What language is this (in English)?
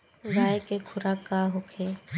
Bhojpuri